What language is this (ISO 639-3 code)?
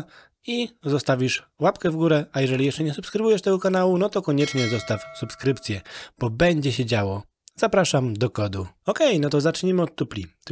pol